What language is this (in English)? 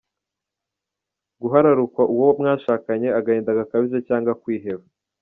Kinyarwanda